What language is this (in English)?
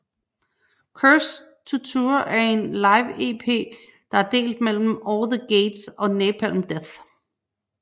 Danish